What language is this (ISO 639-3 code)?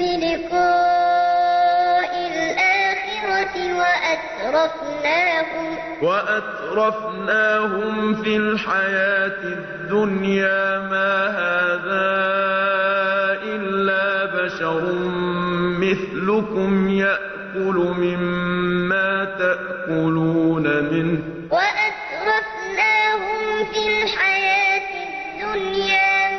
ara